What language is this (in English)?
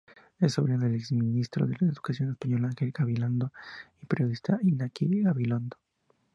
Spanish